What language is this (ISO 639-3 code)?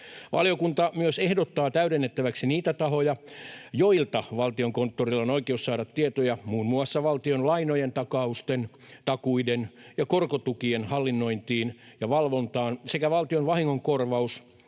fin